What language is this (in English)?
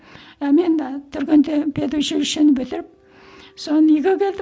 Kazakh